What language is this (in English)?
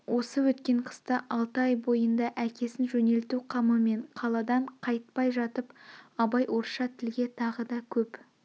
Kazakh